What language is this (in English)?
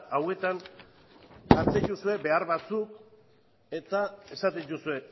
Basque